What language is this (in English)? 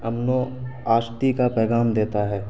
Urdu